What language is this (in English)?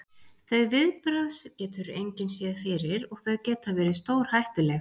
Icelandic